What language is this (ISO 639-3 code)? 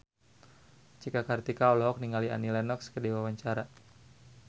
sun